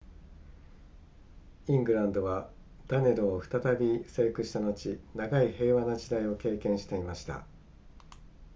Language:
Japanese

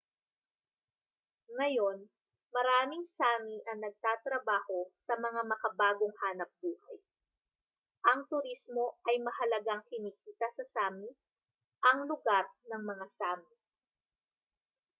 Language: Filipino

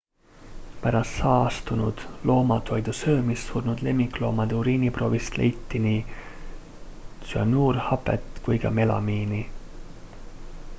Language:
Estonian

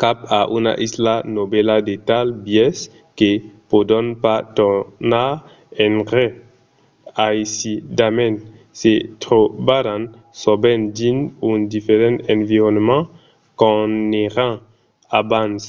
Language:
Occitan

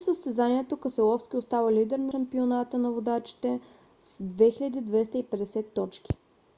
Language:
Bulgarian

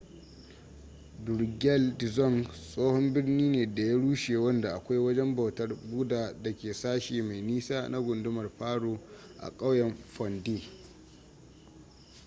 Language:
Hausa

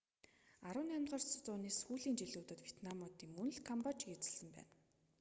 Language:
Mongolian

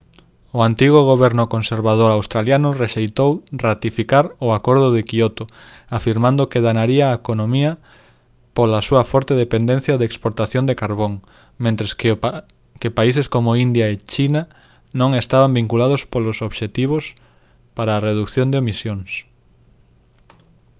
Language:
Galician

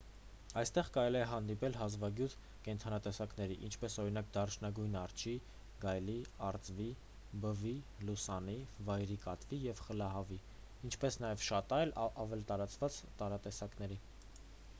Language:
Armenian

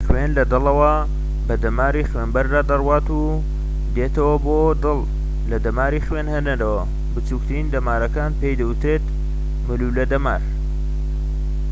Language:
Central Kurdish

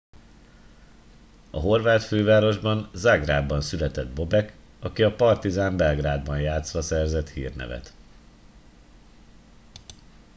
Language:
Hungarian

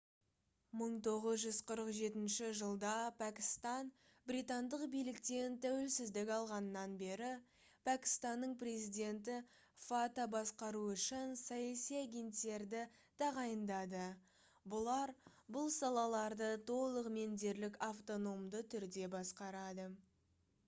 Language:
Kazakh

